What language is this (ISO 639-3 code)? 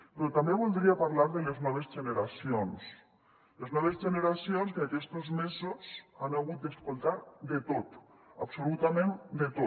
cat